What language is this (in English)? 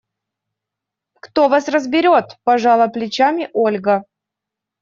Russian